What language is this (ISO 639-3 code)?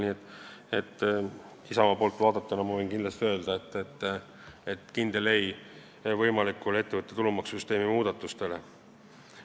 est